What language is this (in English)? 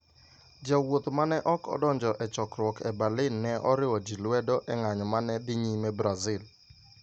Luo (Kenya and Tanzania)